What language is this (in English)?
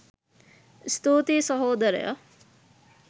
Sinhala